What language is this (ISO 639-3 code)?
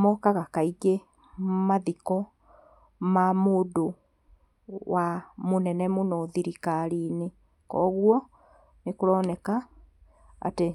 kik